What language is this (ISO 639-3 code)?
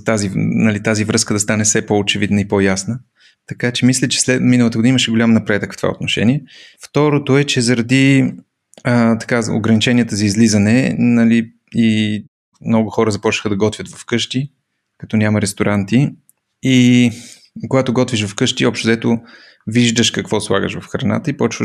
bul